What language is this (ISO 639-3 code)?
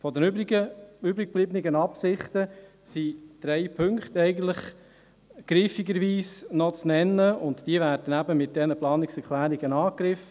gsw